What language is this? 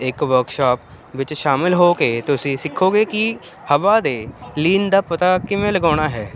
Punjabi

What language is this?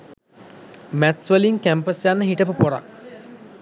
Sinhala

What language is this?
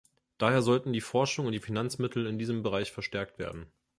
German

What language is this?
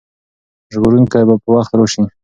Pashto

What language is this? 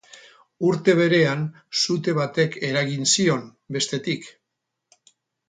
Basque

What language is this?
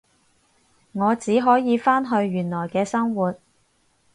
Cantonese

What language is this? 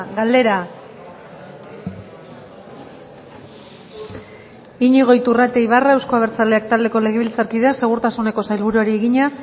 Basque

